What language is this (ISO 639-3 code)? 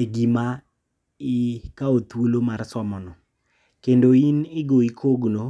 luo